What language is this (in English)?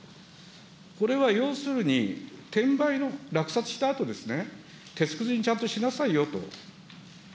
Japanese